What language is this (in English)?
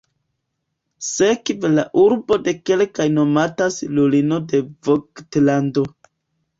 Esperanto